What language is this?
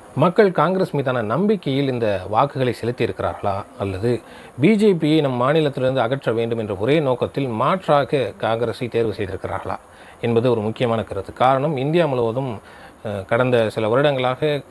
Arabic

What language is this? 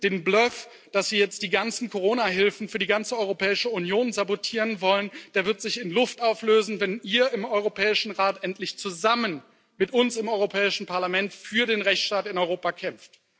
German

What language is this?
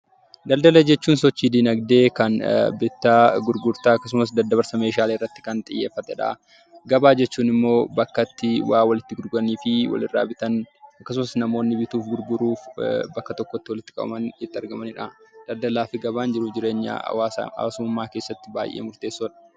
Oromo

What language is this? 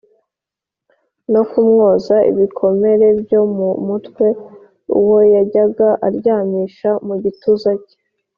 Kinyarwanda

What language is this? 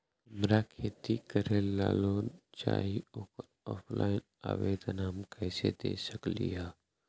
Magahi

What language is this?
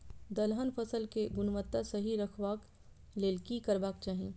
Maithili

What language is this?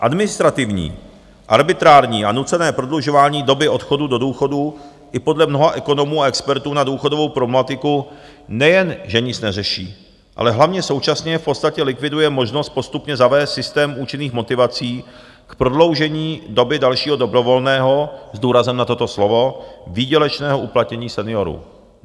Czech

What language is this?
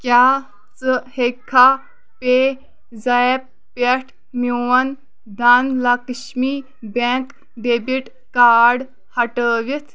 Kashmiri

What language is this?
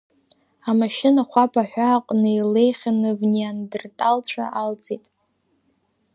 Abkhazian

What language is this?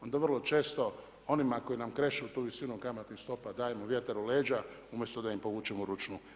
Croatian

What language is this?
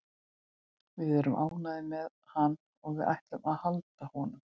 Icelandic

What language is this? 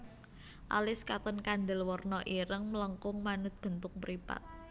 Javanese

